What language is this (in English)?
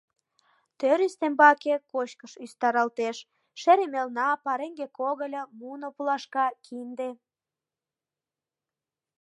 Mari